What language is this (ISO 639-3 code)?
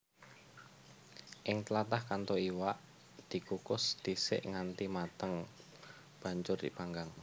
jav